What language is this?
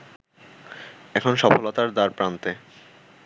Bangla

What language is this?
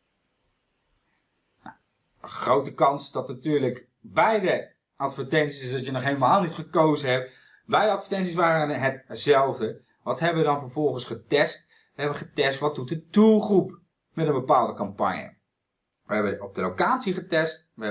Dutch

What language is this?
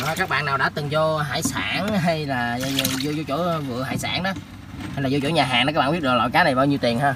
Vietnamese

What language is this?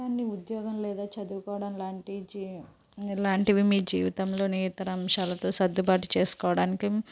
Telugu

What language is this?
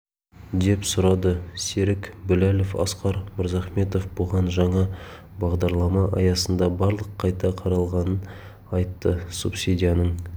Kazakh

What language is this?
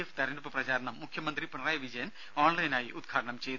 Malayalam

